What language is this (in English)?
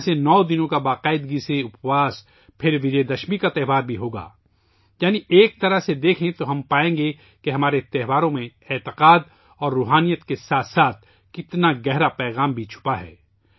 Urdu